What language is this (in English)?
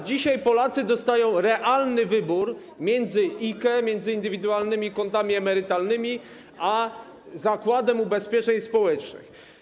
Polish